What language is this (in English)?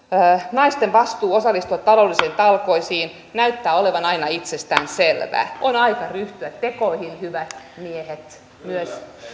Finnish